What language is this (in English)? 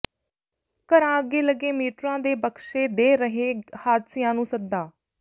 Punjabi